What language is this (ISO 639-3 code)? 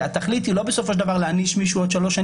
heb